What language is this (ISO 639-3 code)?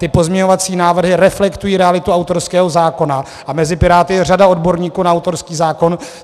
ces